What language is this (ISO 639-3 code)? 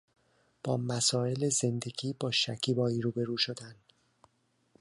fas